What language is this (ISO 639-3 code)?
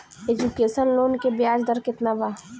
bho